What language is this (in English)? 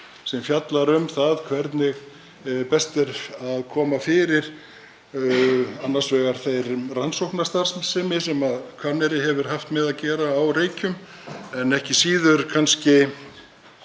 Icelandic